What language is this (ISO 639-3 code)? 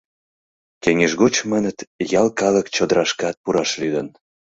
chm